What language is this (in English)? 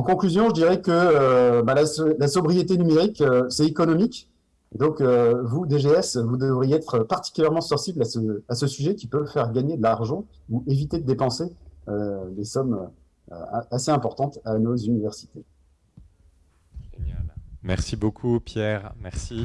French